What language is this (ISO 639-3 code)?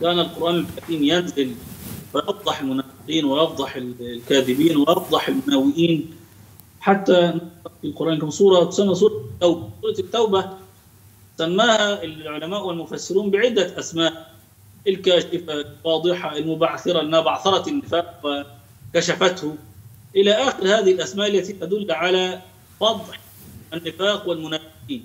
ara